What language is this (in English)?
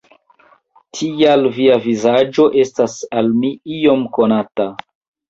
Esperanto